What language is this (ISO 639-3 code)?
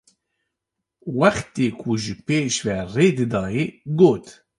kur